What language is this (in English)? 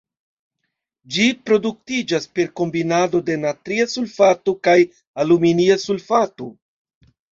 Esperanto